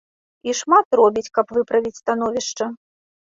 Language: Belarusian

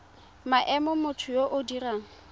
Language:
Tswana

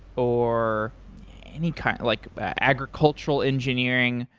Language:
English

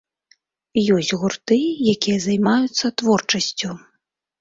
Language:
Belarusian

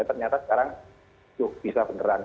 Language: Indonesian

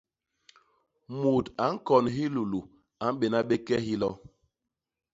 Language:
Basaa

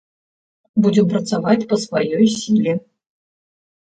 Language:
Belarusian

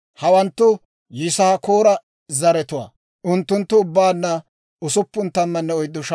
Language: Dawro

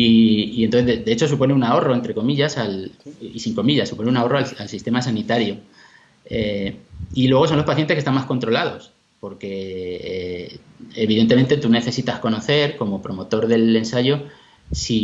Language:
Spanish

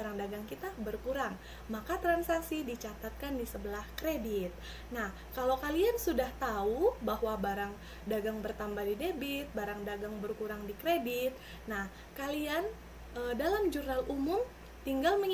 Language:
Indonesian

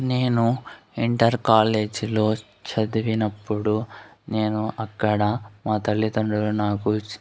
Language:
Telugu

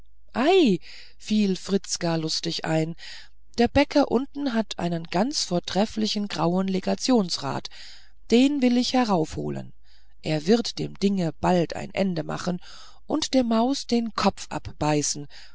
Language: German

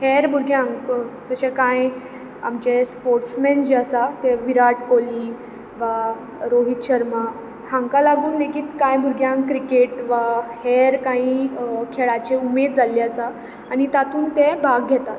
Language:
Konkani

